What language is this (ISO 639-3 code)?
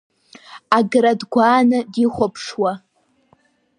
abk